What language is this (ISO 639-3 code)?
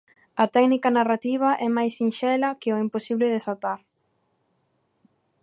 glg